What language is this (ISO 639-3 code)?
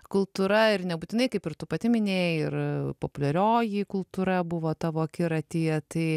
lit